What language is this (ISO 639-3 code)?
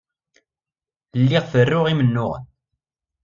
kab